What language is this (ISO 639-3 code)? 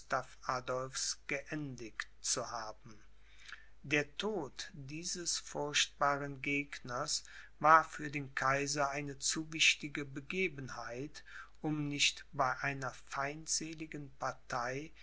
deu